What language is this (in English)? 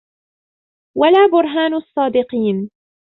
Arabic